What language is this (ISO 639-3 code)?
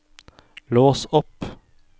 nor